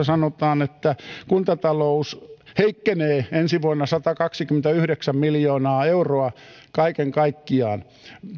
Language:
Finnish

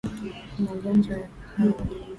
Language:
Swahili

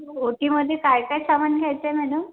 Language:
Marathi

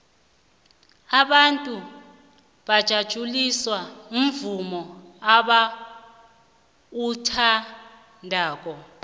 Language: South Ndebele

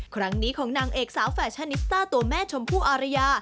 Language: Thai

